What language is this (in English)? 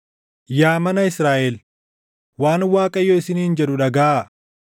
Oromo